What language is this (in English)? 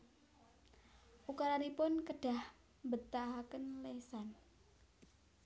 Javanese